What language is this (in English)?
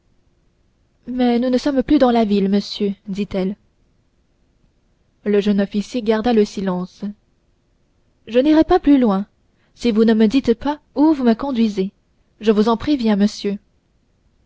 French